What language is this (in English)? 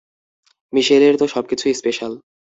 Bangla